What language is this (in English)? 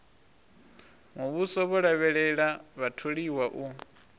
Venda